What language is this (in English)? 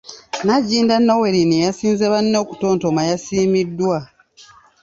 Ganda